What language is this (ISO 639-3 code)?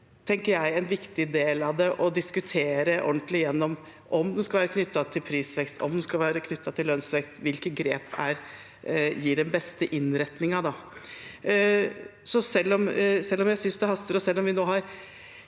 nor